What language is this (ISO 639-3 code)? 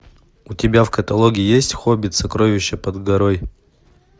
rus